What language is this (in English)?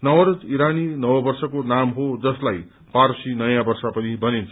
Nepali